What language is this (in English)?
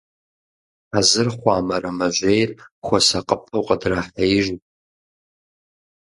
Kabardian